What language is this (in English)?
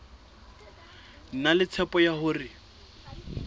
Southern Sotho